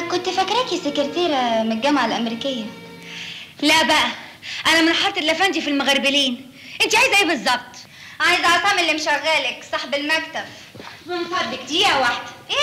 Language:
Arabic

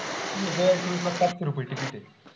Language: Marathi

